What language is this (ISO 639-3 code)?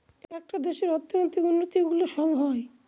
ben